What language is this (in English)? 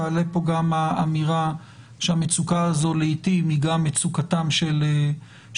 Hebrew